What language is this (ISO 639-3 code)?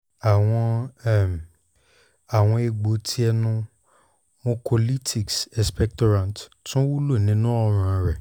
yor